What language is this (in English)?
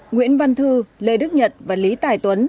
Vietnamese